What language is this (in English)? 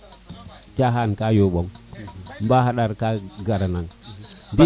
Serer